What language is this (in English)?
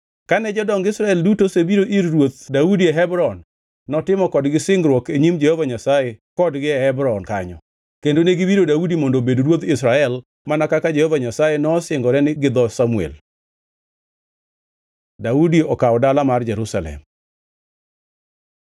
Luo (Kenya and Tanzania)